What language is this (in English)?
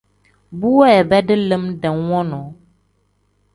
Tem